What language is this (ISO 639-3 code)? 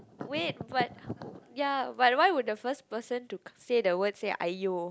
eng